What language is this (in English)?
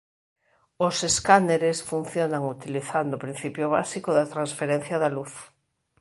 Galician